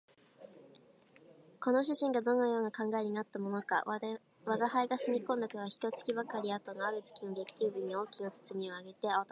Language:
Japanese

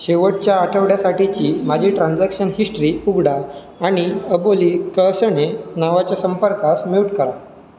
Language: Marathi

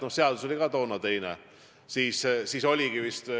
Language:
Estonian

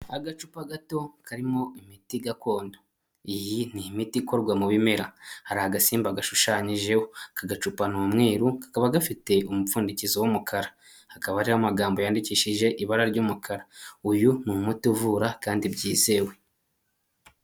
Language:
Kinyarwanda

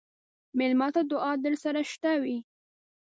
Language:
Pashto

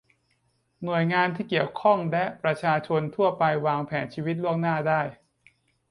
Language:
Thai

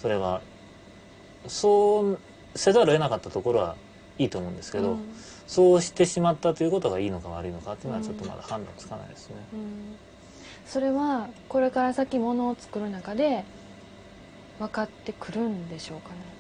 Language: Japanese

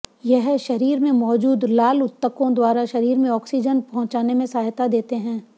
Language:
Hindi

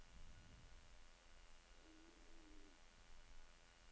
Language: Norwegian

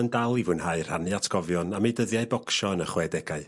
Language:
Welsh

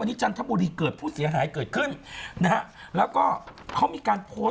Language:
Thai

